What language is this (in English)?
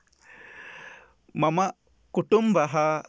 Sanskrit